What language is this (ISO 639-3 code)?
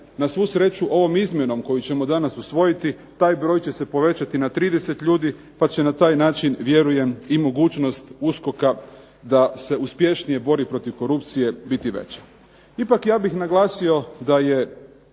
hrv